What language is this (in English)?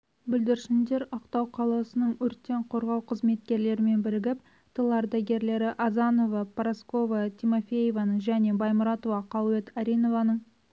Kazakh